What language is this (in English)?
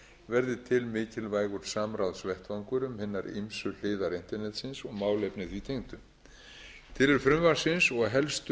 Icelandic